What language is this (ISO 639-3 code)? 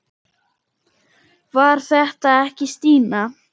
isl